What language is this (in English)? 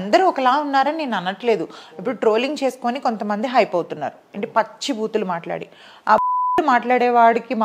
Telugu